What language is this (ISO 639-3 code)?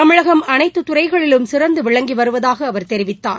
tam